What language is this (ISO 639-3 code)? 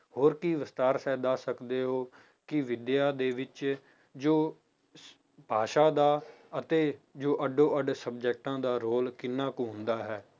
pan